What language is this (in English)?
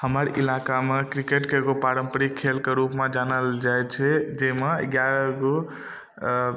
Maithili